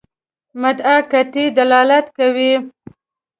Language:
Pashto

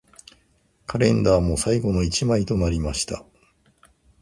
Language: Japanese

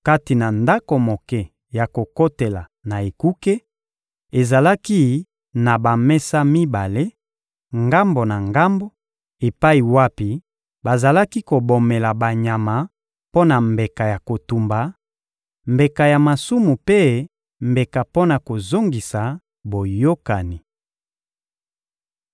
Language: Lingala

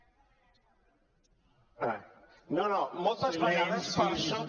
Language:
Catalan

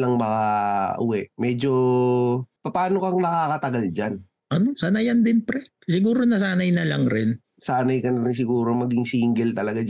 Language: Filipino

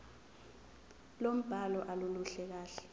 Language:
Zulu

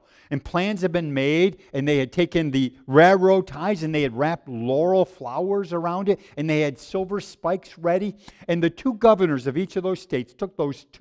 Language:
English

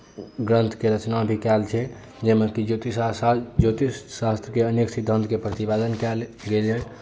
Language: Maithili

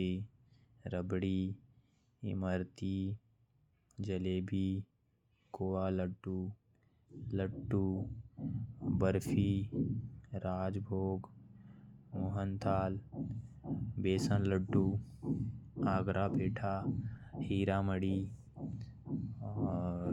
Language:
Korwa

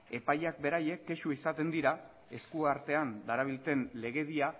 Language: Basque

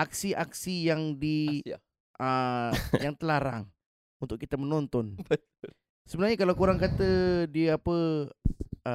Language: Malay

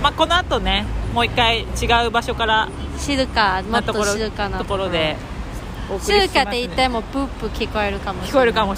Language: Japanese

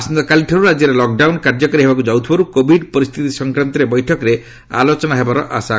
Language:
Odia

